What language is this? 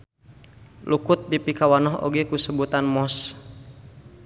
Sundanese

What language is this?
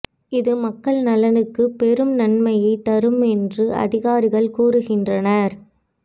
Tamil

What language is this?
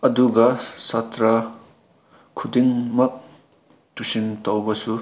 Manipuri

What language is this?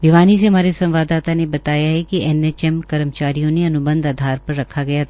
Hindi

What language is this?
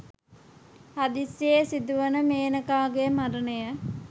Sinhala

